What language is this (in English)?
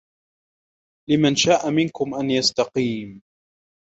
Arabic